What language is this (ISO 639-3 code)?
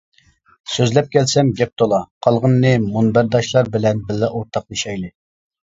uig